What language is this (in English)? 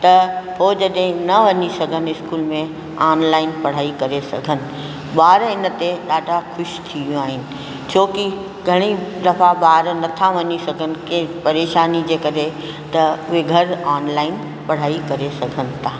Sindhi